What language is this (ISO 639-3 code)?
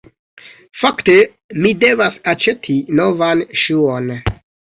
epo